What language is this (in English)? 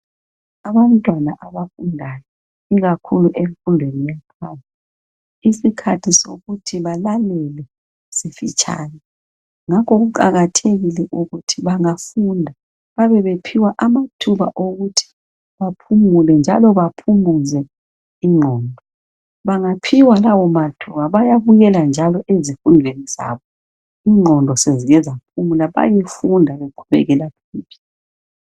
North Ndebele